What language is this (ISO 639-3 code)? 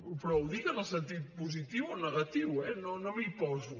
cat